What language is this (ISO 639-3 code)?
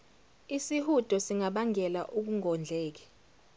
zul